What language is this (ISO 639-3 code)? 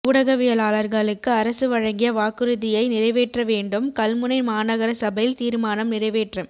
tam